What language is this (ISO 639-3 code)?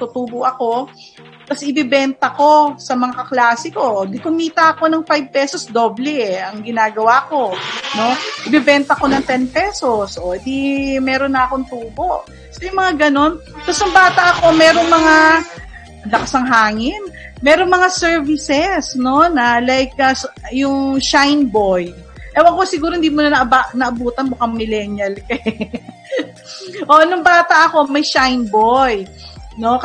fil